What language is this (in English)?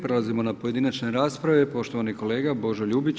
Croatian